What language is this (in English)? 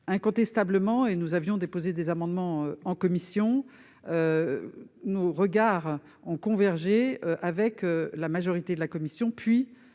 French